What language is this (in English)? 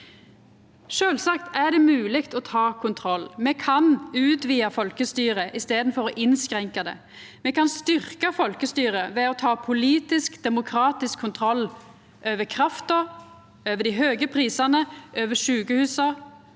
Norwegian